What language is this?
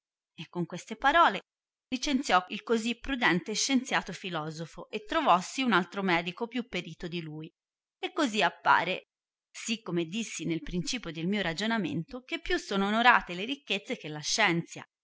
Italian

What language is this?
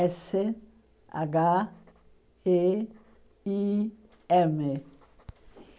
Portuguese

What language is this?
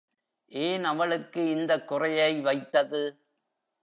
Tamil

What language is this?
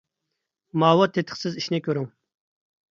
Uyghur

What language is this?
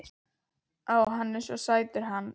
Icelandic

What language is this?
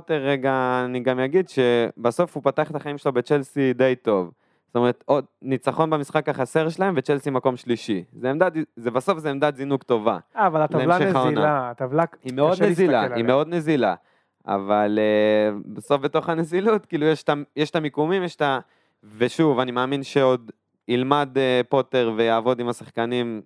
Hebrew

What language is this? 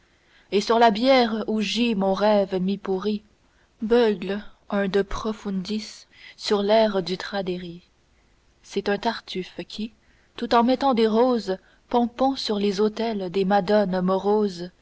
French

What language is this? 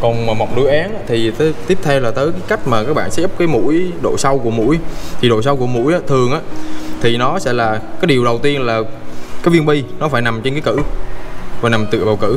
Vietnamese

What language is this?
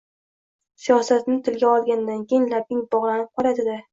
Uzbek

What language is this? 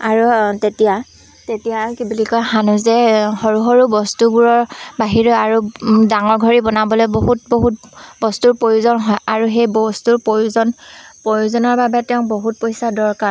Assamese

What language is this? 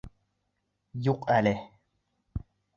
Bashkir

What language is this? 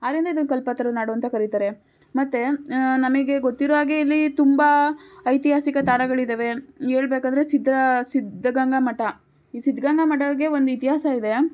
Kannada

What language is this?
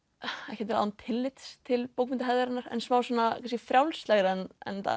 Icelandic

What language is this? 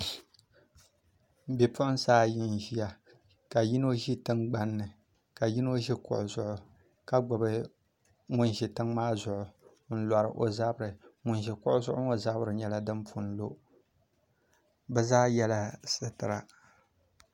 Dagbani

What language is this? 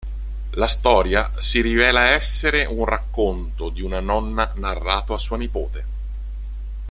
Italian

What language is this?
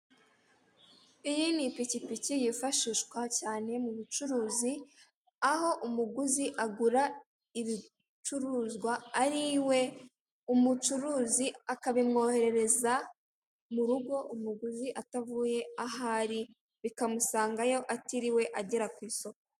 Kinyarwanda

